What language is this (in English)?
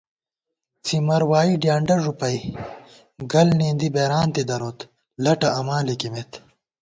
Gawar-Bati